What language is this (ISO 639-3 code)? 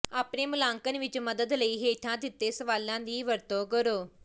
pan